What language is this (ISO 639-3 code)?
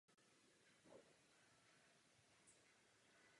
ces